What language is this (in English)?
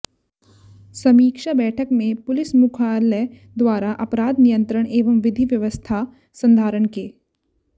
Hindi